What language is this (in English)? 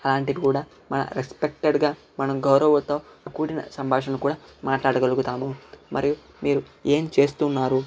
Telugu